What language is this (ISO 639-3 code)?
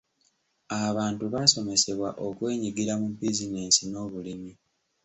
lug